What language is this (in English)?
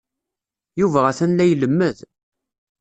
Kabyle